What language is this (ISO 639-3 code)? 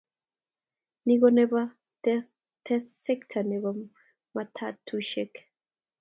kln